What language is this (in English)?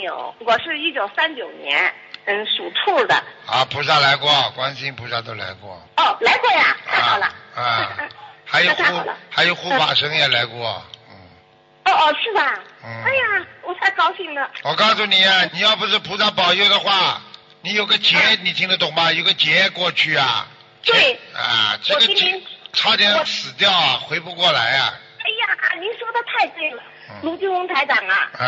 Chinese